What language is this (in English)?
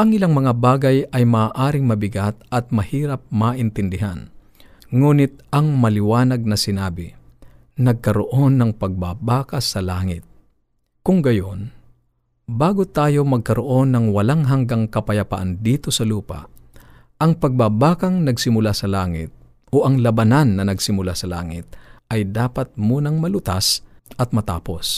Filipino